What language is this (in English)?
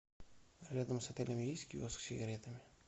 Russian